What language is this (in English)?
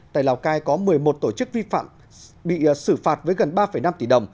Vietnamese